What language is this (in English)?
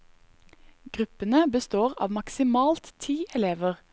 Norwegian